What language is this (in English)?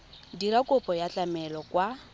Tswana